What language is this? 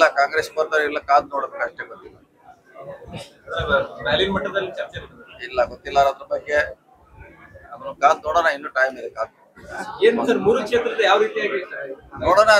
Arabic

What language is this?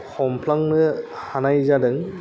Bodo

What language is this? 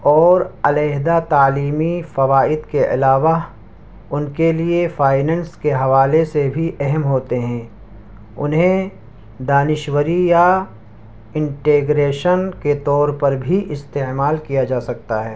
Urdu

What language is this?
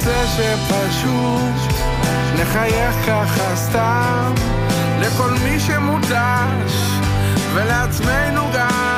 Hebrew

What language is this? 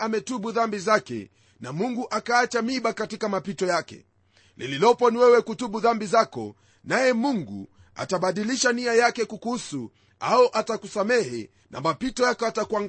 Swahili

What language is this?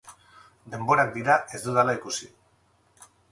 Basque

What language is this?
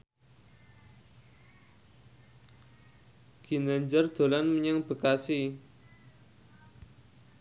Javanese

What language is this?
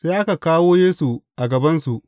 Hausa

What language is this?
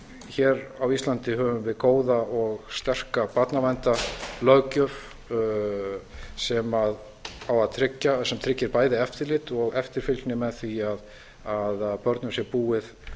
Icelandic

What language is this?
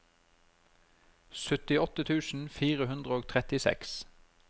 Norwegian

